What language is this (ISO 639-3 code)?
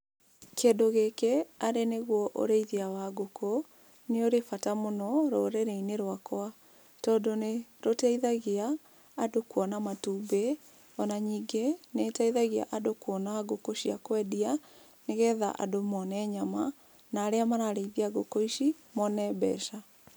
kik